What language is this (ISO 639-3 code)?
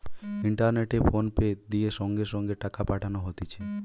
ben